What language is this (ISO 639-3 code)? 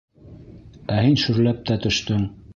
bak